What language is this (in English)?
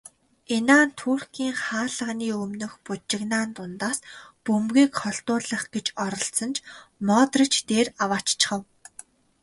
Mongolian